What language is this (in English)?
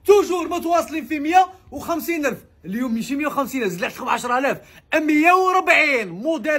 Arabic